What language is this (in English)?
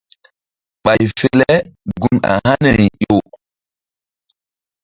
Mbum